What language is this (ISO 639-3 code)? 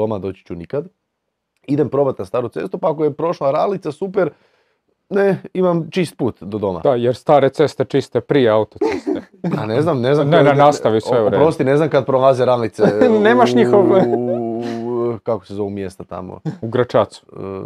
hrv